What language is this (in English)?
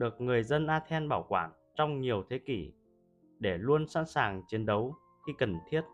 Vietnamese